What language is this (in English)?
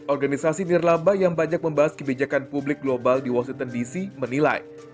Indonesian